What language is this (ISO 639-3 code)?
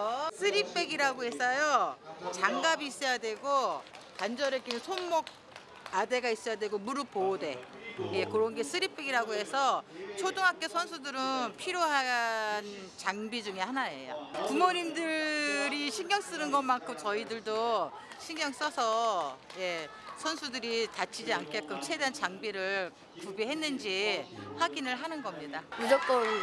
kor